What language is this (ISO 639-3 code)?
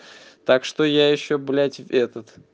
rus